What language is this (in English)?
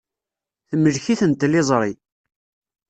Kabyle